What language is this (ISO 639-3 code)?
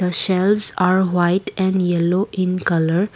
eng